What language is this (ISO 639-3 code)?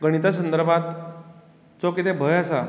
kok